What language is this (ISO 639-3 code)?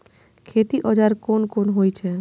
mai